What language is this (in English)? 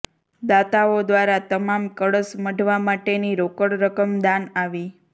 Gujarati